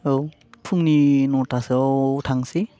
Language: Bodo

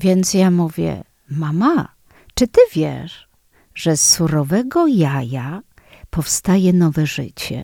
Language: Polish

